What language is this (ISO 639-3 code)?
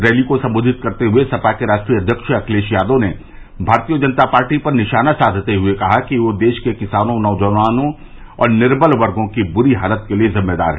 hin